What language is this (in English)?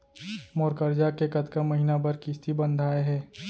Chhattisgarhi